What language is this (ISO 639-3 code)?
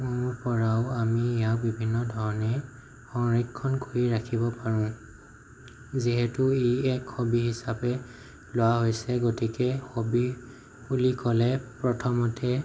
asm